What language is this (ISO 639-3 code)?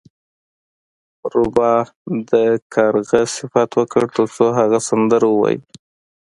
pus